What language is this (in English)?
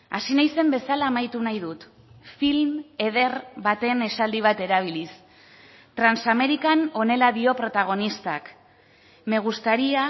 Basque